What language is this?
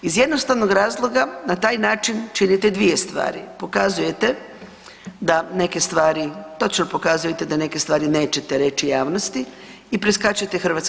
Croatian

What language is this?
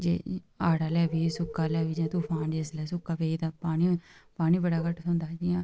Dogri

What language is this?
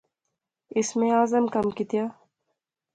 Pahari-Potwari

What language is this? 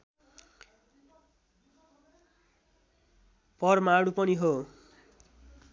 Nepali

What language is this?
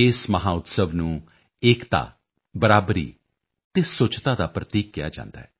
Punjabi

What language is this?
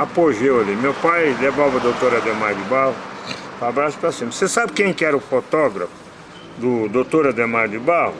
Portuguese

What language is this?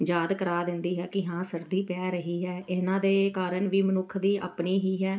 Punjabi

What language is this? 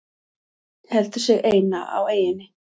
Icelandic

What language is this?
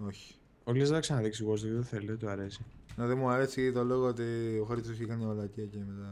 Greek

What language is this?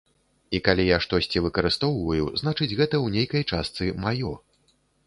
Belarusian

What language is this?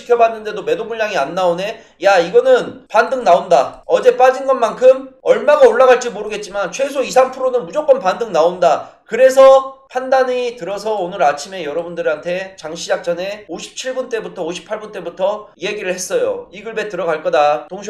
Korean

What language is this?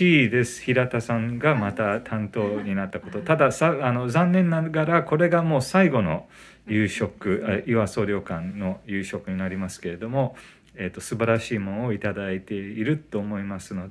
Japanese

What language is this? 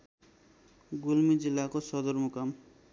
Nepali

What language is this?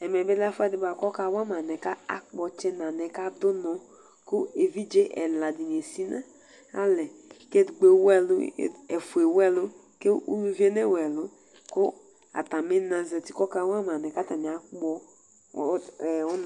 Ikposo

